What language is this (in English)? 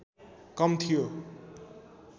Nepali